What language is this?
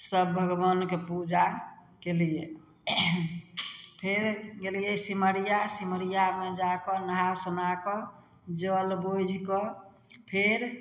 Maithili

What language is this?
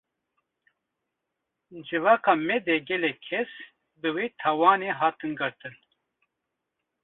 Kurdish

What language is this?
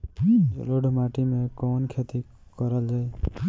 Bhojpuri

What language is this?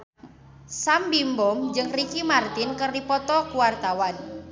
Sundanese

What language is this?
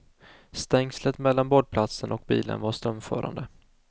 Swedish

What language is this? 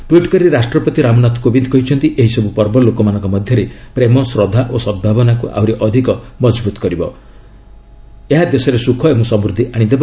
Odia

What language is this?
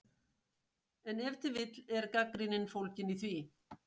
Icelandic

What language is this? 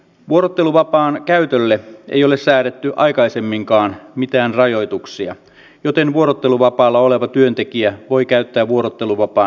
Finnish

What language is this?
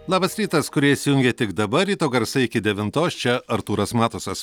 Lithuanian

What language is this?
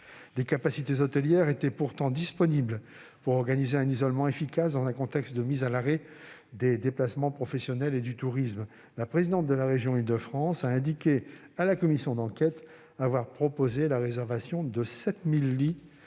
French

